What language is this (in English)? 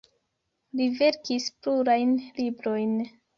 Esperanto